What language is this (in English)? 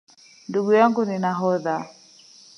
Swahili